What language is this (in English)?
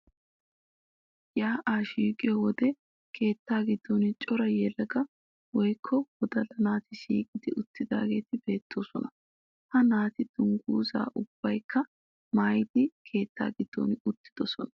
Wolaytta